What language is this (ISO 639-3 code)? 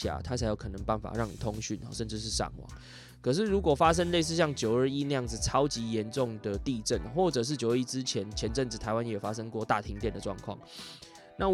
zho